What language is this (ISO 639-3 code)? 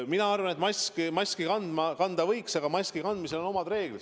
est